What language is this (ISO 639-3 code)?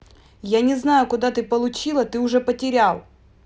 rus